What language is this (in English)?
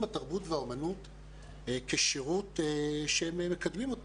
Hebrew